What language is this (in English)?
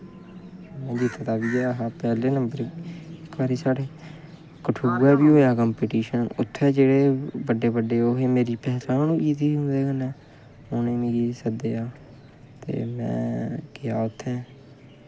Dogri